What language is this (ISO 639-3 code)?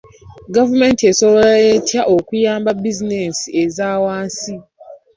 lug